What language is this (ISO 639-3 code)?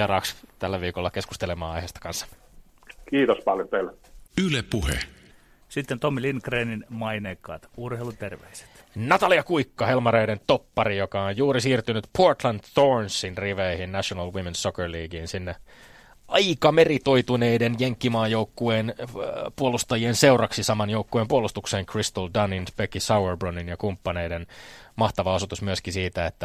fin